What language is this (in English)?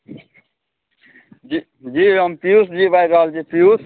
Maithili